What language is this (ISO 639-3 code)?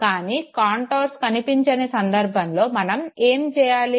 tel